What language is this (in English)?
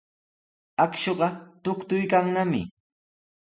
Sihuas Ancash Quechua